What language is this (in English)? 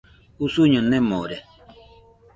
Nüpode Huitoto